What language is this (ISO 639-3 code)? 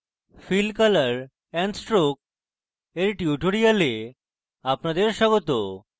ben